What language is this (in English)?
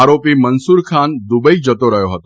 Gujarati